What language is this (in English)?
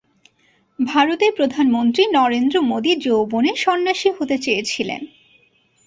Bangla